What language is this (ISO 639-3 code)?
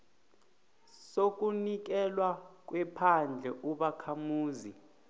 nbl